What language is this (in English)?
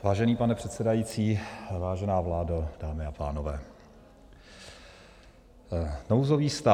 Czech